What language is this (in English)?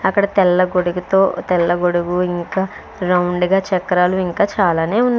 Telugu